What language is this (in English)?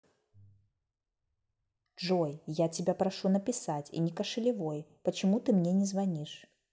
Russian